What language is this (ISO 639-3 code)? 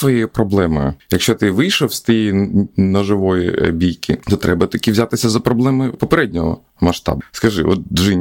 ukr